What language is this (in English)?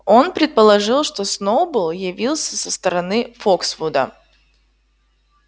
Russian